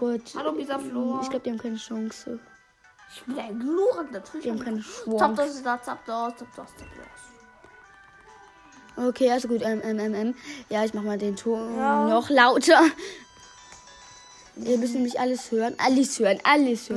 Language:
German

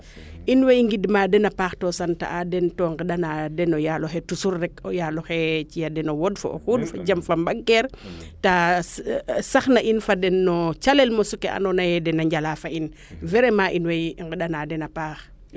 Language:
Serer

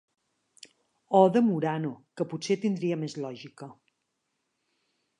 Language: Catalan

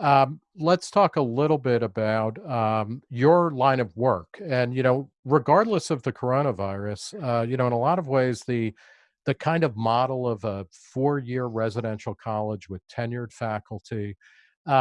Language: English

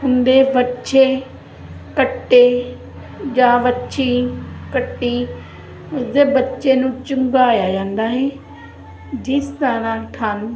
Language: Punjabi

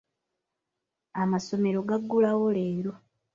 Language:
Ganda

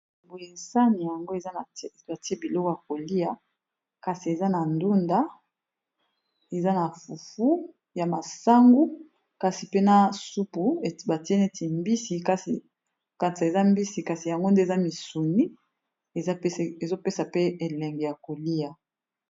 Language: Lingala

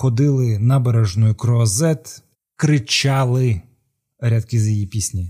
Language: Ukrainian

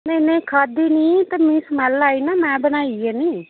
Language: Dogri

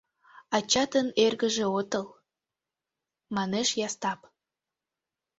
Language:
Mari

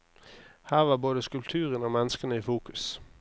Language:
Norwegian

